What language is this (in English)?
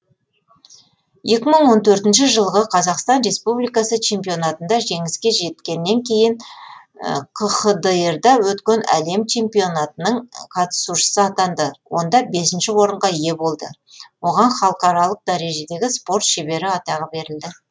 Kazakh